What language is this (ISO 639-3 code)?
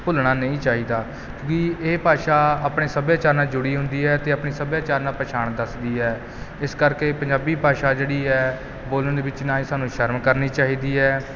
pan